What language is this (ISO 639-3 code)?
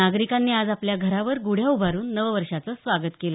mar